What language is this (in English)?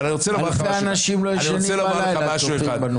Hebrew